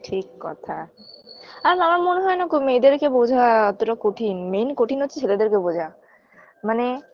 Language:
Bangla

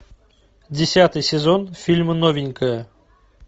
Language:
Russian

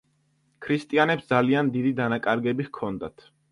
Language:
Georgian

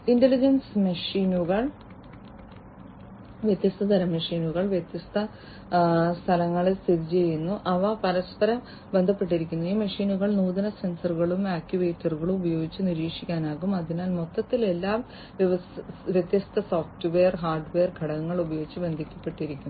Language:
Malayalam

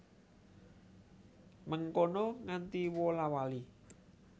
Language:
Javanese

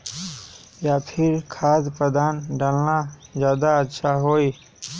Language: Magahi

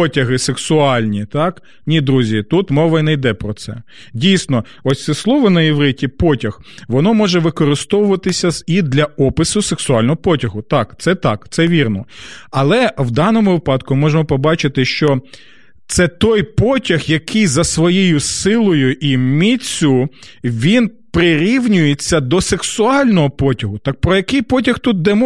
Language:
Ukrainian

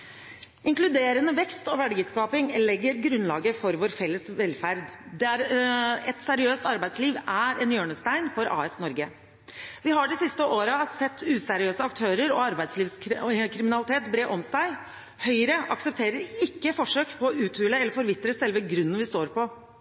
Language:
Norwegian Bokmål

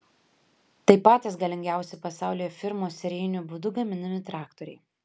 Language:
Lithuanian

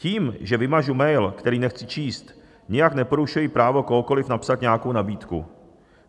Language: Czech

